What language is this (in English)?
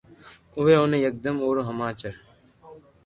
Loarki